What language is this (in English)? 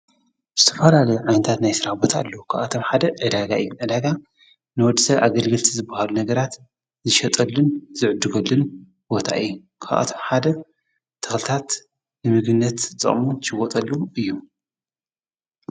Tigrinya